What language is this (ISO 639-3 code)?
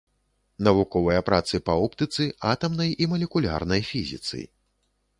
bel